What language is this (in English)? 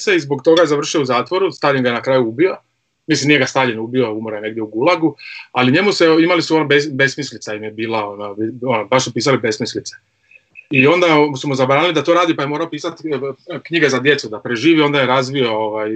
Croatian